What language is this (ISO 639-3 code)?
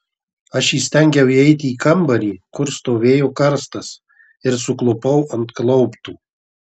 lit